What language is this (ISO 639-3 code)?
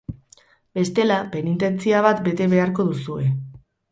eus